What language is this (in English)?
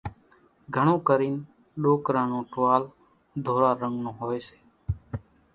Kachi Koli